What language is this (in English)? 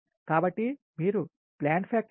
Telugu